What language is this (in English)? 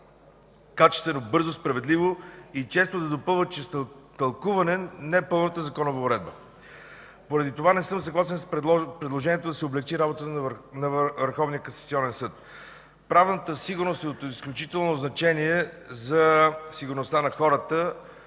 Bulgarian